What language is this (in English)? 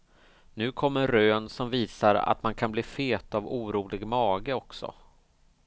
Swedish